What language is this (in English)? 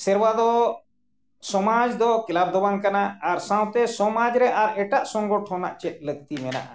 Santali